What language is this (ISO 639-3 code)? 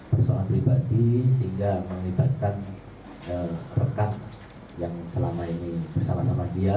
ind